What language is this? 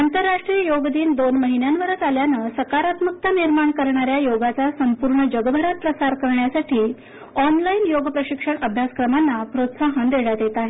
Marathi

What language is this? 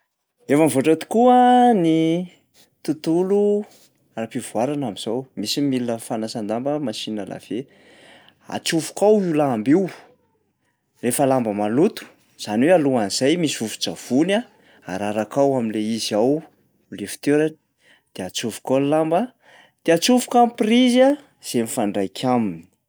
Malagasy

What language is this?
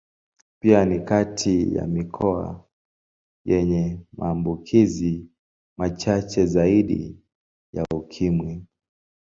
Swahili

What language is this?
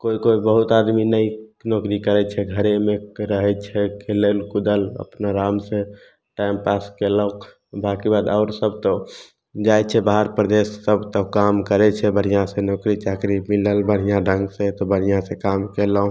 Maithili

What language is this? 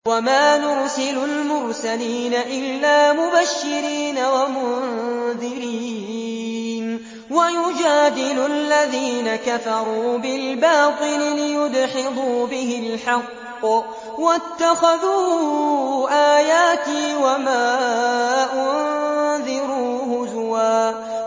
Arabic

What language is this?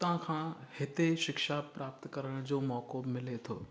Sindhi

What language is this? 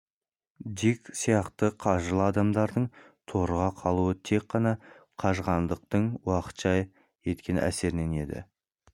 Kazakh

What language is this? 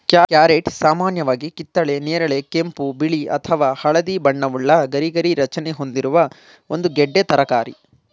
Kannada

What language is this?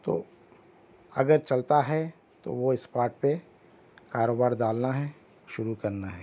Urdu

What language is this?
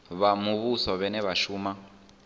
Venda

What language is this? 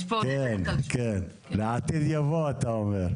Hebrew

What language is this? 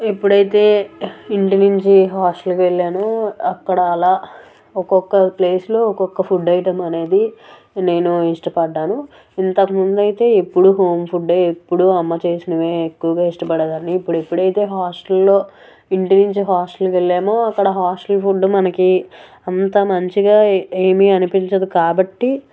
Telugu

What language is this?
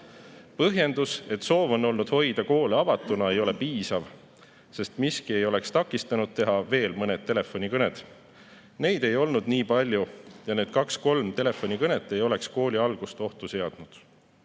Estonian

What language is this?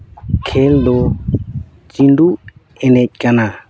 Santali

